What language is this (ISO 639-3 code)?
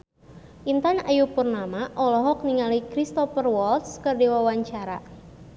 sun